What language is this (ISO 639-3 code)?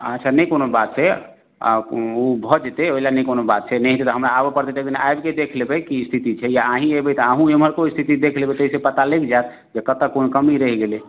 mai